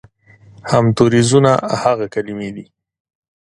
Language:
Pashto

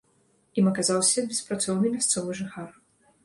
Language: Belarusian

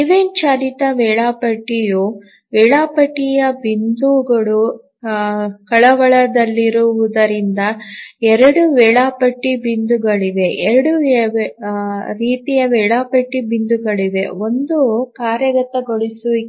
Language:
Kannada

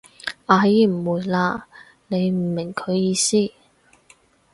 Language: Cantonese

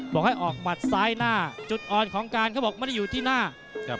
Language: Thai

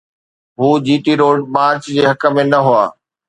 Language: Sindhi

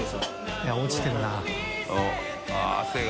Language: Japanese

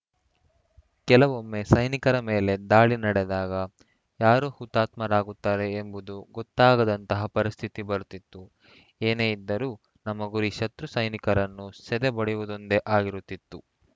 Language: Kannada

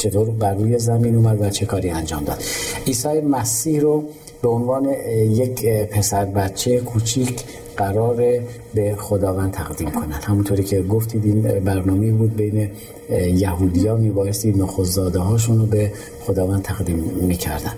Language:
Persian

